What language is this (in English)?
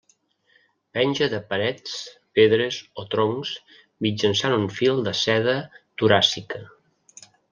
Catalan